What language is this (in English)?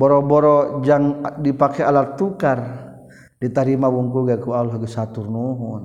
Malay